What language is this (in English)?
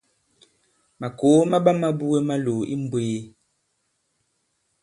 Bankon